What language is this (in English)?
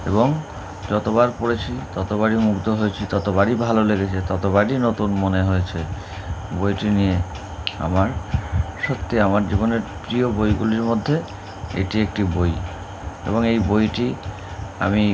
Bangla